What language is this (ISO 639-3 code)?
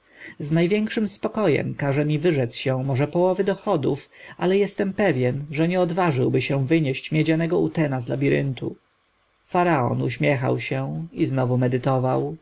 pol